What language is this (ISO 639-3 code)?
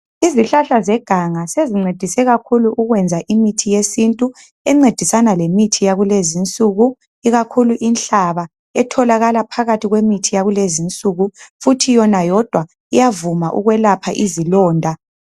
nde